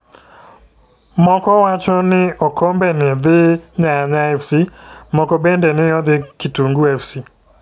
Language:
Luo (Kenya and Tanzania)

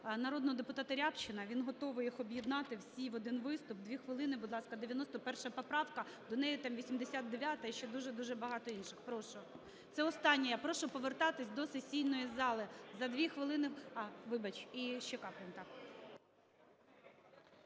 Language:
Ukrainian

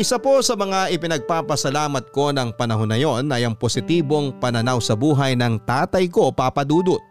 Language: Filipino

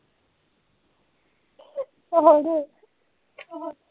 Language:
Punjabi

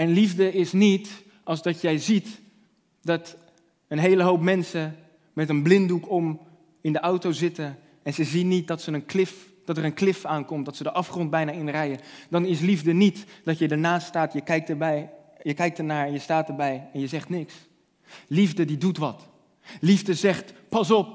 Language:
Dutch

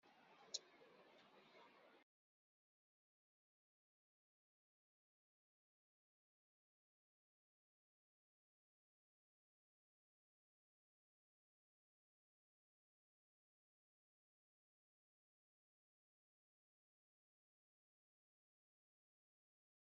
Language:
Kabyle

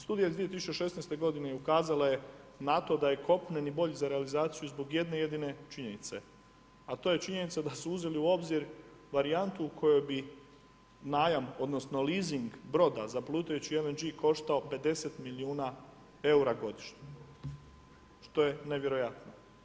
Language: Croatian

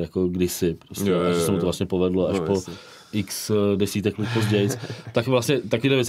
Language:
Czech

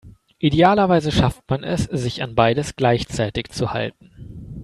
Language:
German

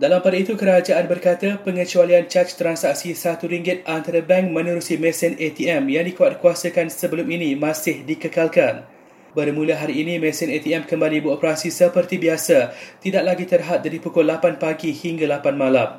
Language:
Malay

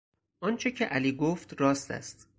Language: Persian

